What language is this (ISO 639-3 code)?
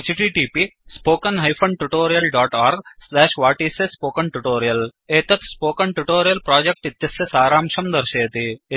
san